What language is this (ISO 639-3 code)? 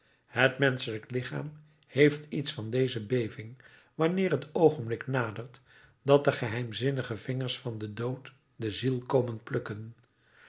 nld